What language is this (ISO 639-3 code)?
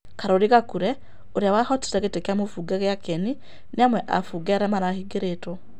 kik